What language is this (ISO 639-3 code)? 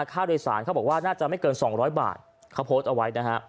tha